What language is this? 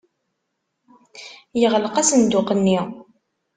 Kabyle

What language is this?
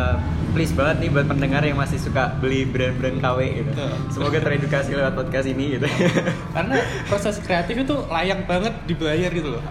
Indonesian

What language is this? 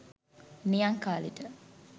Sinhala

